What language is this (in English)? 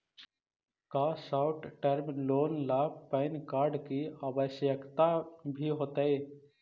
Magahi